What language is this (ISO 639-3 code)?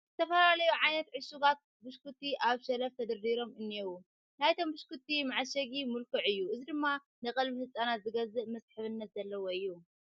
tir